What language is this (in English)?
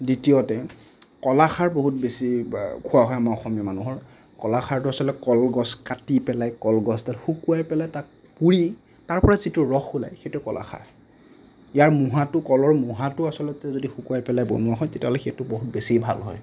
Assamese